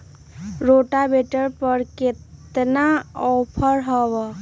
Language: Magahi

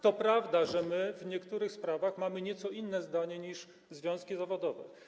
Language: Polish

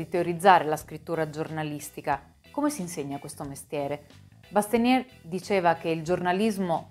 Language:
Italian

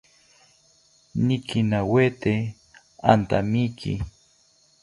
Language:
South Ucayali Ashéninka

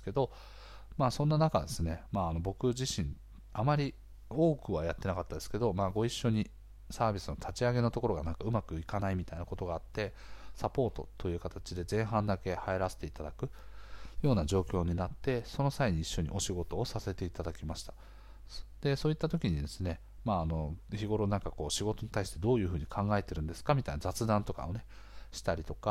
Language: Japanese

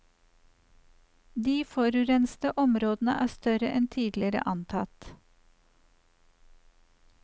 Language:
Norwegian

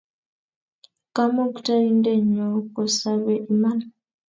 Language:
Kalenjin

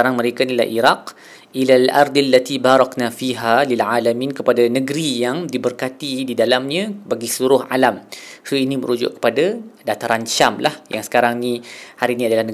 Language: Malay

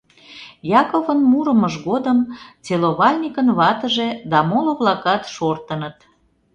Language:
Mari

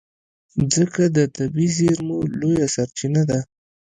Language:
Pashto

